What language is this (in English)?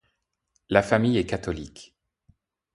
French